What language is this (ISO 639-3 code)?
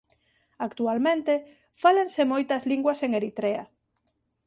glg